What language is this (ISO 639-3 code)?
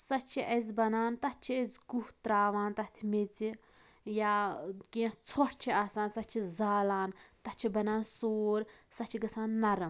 kas